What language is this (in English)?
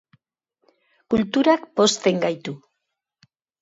Basque